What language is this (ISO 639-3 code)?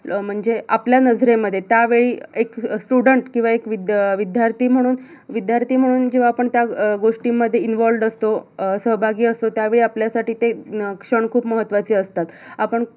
mar